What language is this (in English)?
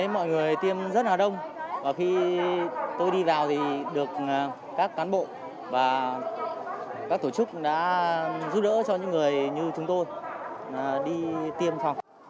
Vietnamese